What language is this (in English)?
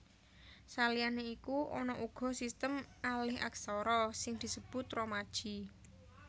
Javanese